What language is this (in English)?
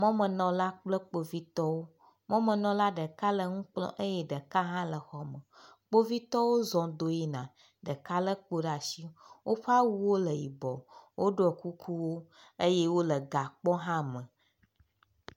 Ewe